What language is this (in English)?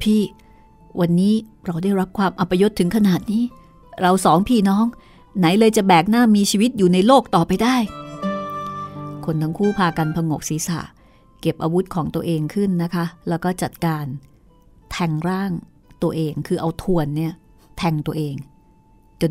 Thai